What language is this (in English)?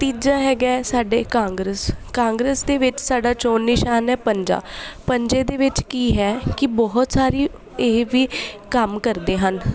Punjabi